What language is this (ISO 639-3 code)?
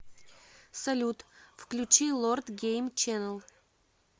rus